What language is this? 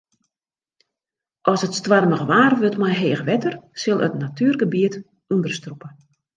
Western Frisian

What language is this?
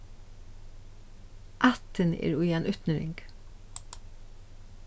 Faroese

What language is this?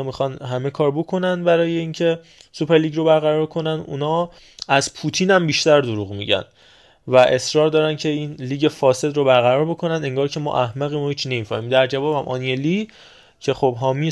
Persian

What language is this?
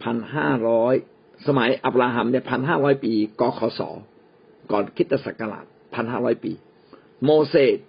Thai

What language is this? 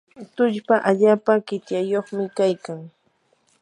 Yanahuanca Pasco Quechua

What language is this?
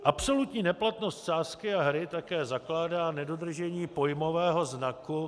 Czech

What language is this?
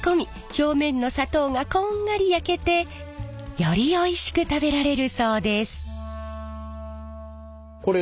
Japanese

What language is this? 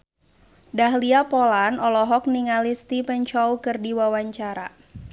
Sundanese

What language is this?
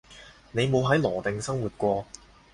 Cantonese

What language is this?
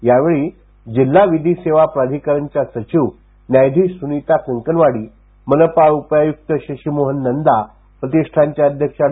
Marathi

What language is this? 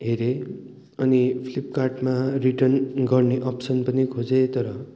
Nepali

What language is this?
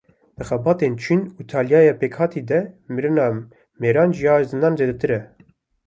Kurdish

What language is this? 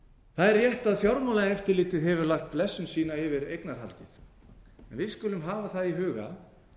Icelandic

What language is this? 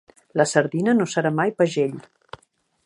Catalan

